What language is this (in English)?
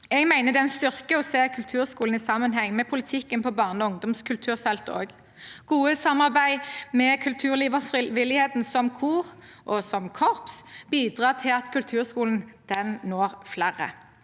Norwegian